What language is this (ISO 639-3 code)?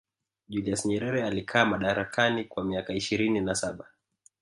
swa